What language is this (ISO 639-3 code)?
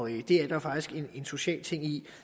dan